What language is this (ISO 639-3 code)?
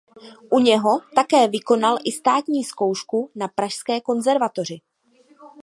ces